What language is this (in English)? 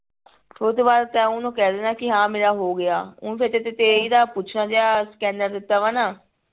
Punjabi